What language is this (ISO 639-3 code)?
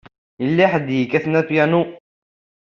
kab